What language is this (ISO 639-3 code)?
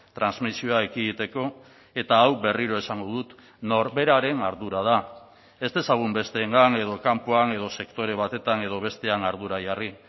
eus